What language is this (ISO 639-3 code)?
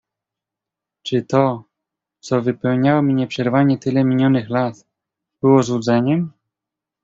pol